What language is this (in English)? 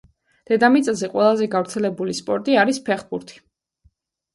Georgian